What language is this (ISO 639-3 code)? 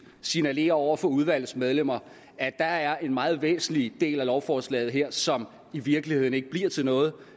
dan